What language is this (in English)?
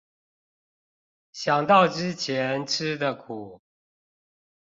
Chinese